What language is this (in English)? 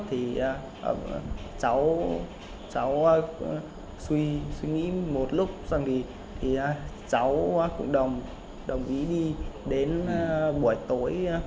Vietnamese